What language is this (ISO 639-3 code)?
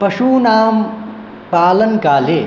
san